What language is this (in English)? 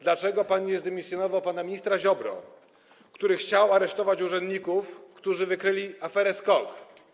Polish